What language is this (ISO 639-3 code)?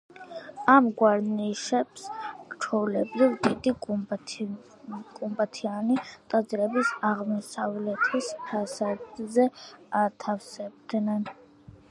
kat